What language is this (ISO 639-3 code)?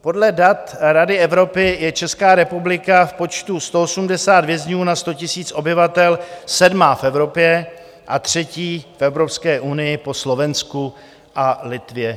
ces